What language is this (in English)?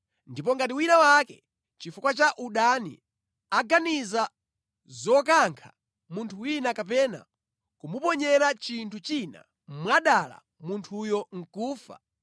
Nyanja